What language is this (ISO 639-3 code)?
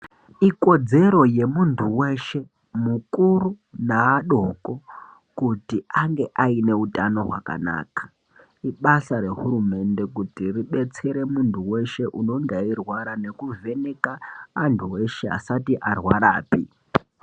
ndc